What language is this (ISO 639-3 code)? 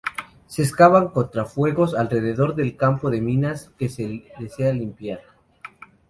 spa